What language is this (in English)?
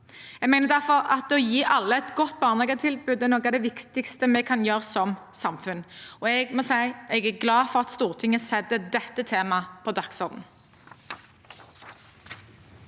Norwegian